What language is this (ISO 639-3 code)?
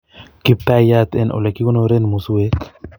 kln